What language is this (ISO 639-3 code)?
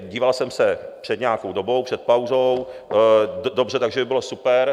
ces